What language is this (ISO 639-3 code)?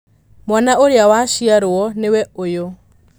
kik